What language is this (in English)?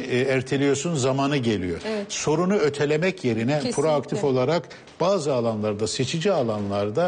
Turkish